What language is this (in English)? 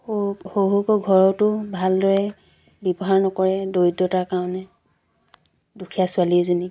Assamese